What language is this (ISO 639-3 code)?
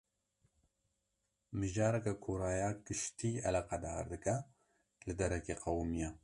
kur